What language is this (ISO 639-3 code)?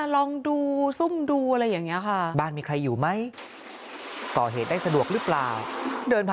tha